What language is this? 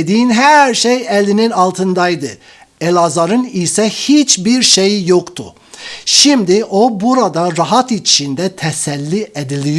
Turkish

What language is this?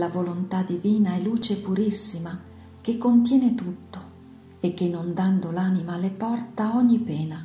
Italian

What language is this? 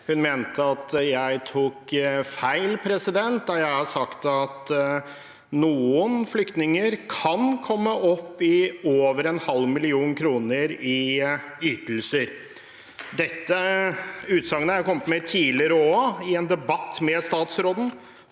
Norwegian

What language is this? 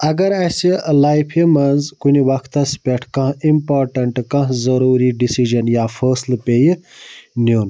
Kashmiri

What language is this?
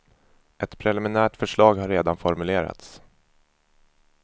Swedish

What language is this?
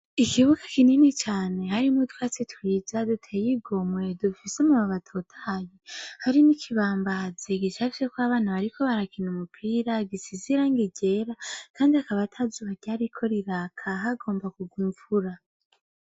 Rundi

